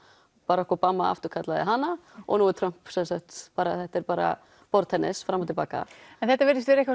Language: Icelandic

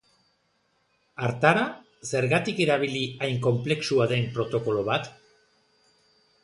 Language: Basque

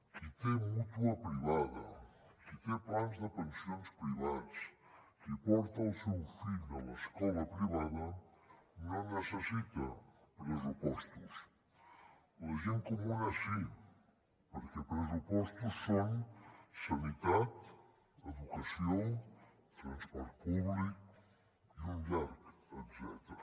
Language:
Catalan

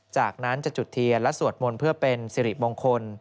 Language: Thai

